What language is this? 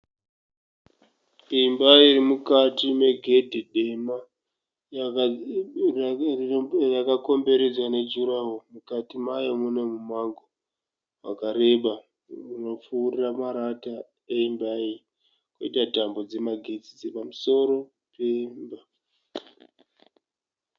Shona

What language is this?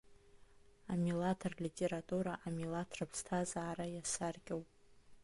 Abkhazian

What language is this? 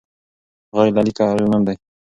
Pashto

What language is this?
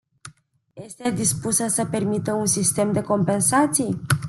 Romanian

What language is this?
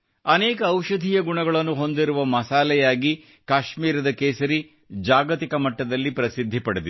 Kannada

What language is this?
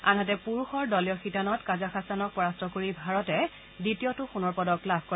Assamese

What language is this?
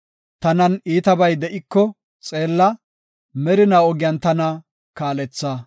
Gofa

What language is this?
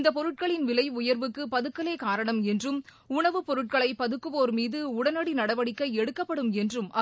Tamil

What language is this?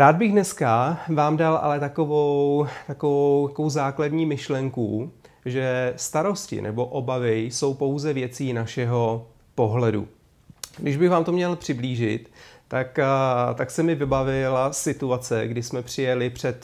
Czech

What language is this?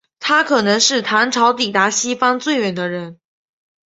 Chinese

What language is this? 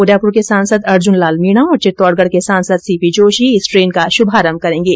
Hindi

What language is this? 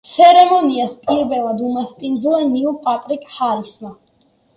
Georgian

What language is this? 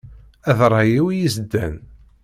Kabyle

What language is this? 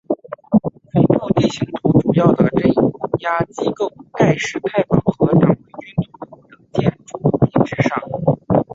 Chinese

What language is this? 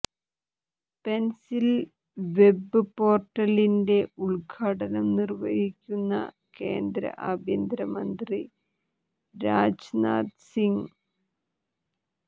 Malayalam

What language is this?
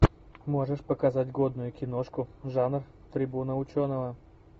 Russian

